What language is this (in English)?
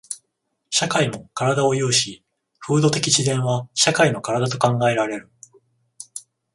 Japanese